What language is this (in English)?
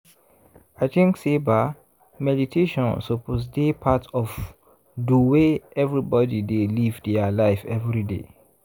Nigerian Pidgin